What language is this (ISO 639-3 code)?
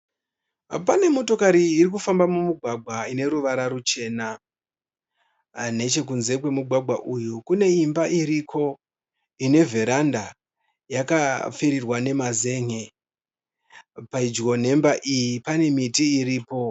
sna